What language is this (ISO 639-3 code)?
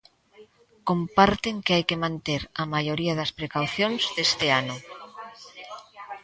glg